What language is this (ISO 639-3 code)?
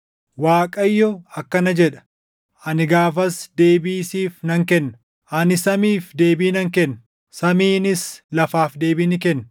orm